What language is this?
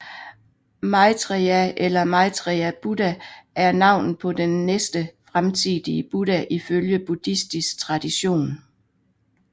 Danish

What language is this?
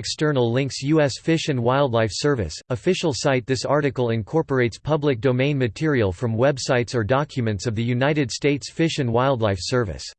English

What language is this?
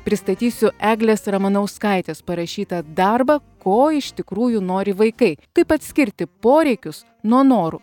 Lithuanian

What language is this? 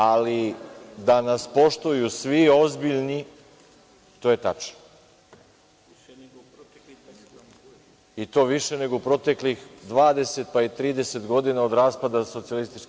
Serbian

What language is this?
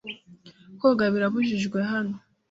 Kinyarwanda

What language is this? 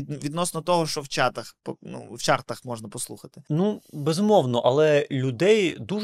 Ukrainian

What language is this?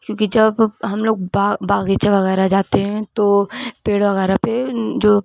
Urdu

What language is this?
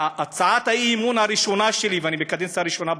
Hebrew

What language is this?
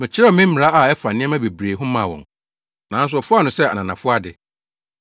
Akan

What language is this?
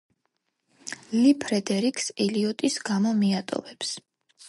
Georgian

